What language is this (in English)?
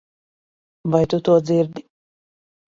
Latvian